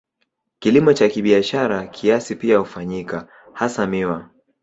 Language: Swahili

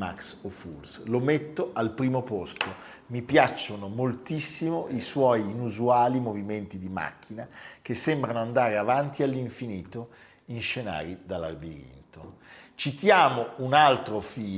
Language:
Italian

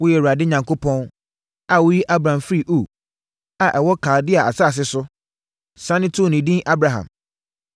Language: Akan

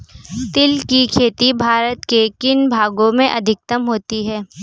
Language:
Hindi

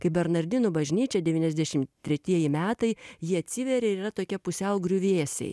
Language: Lithuanian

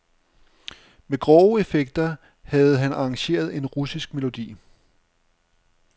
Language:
Danish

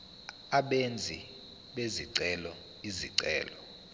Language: Zulu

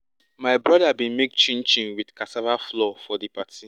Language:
Nigerian Pidgin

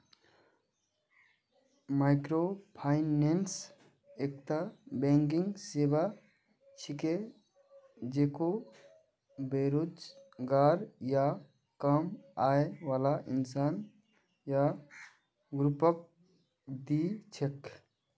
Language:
Magahi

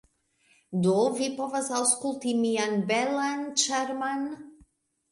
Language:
Esperanto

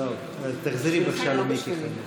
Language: Hebrew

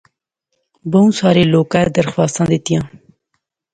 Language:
Pahari-Potwari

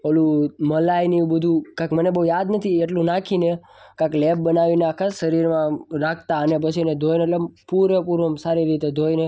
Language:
Gujarati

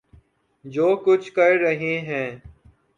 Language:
Urdu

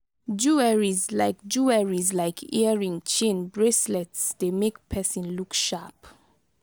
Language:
Nigerian Pidgin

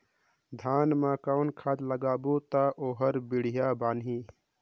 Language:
Chhattisgarhi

